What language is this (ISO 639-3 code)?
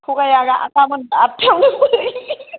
brx